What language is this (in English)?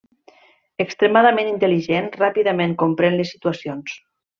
Catalan